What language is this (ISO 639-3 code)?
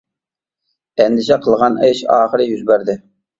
uig